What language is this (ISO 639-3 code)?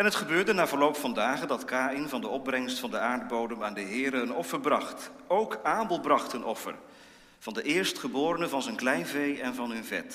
nld